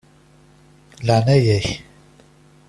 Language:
Kabyle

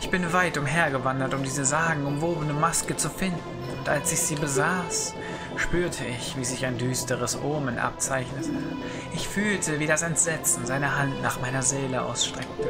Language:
German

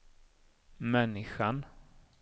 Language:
Swedish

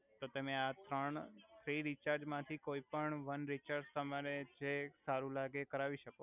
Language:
Gujarati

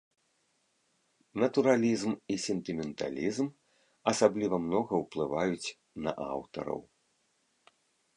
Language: Belarusian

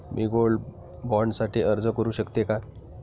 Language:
Marathi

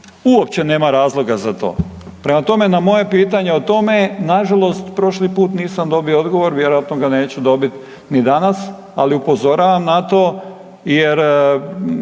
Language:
Croatian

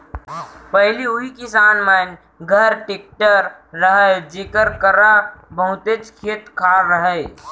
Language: Chhattisgarhi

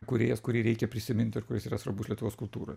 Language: Lithuanian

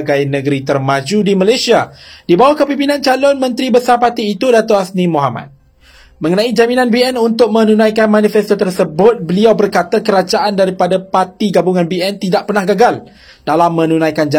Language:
Malay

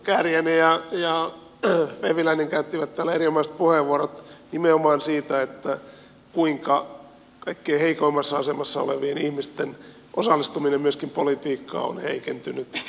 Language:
Finnish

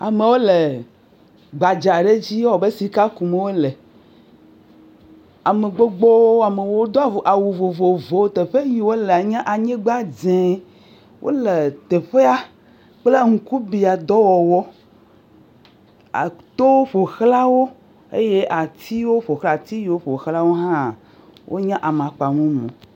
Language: Ewe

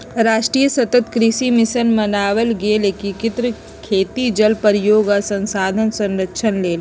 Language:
Magahi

